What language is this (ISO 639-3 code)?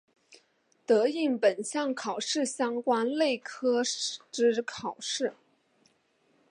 zho